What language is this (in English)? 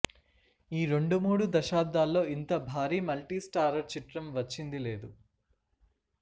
Telugu